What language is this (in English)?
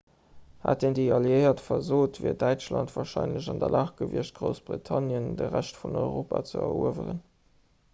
Luxembourgish